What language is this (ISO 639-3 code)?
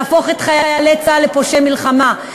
heb